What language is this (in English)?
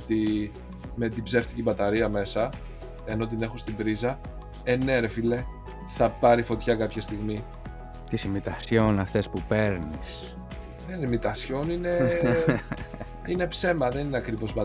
Greek